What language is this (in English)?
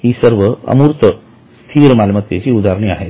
Marathi